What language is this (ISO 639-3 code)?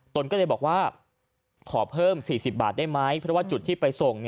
tha